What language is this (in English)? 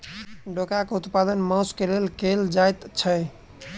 Maithili